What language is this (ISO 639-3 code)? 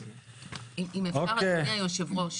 heb